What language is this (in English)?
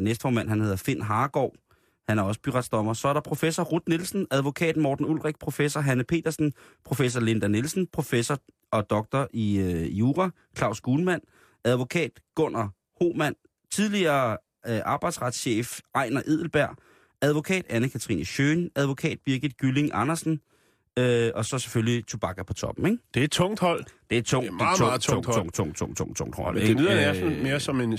Danish